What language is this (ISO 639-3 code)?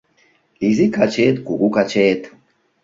chm